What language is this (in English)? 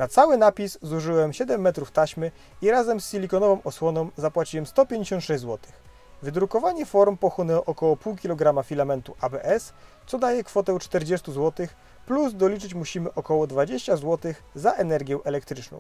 Polish